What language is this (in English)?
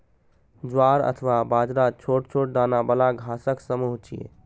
Maithili